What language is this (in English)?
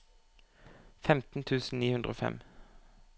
Norwegian